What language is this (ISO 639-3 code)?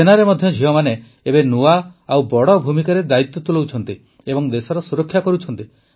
ori